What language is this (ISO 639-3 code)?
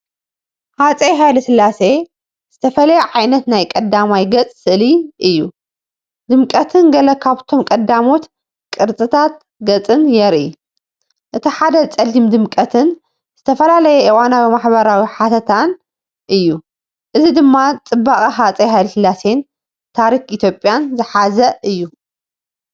tir